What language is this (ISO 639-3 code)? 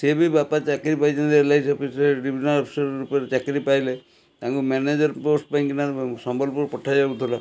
ori